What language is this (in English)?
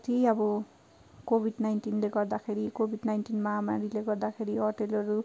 Nepali